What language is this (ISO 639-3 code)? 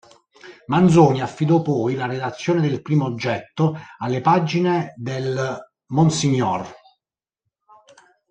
ita